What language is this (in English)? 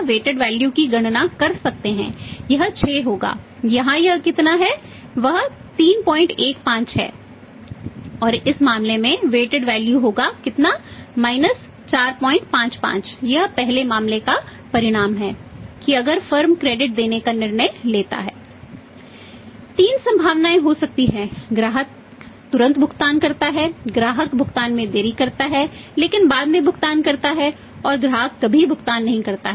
Hindi